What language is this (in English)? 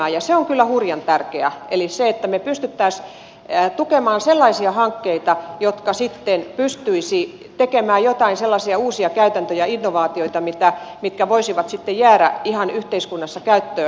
Finnish